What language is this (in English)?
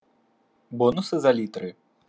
Russian